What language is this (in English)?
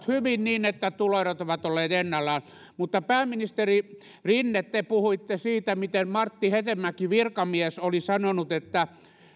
Finnish